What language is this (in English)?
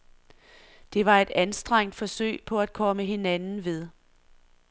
Danish